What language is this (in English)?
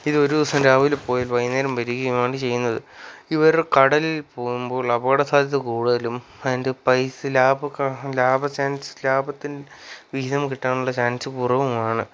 Malayalam